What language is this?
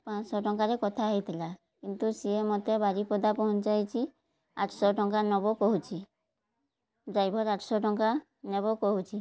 Odia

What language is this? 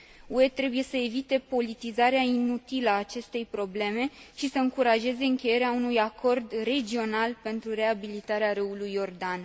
Romanian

